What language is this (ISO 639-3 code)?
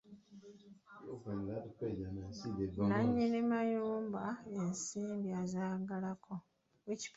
lug